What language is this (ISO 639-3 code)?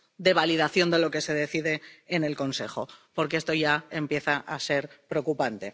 spa